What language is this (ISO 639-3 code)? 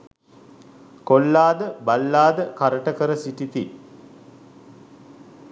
sin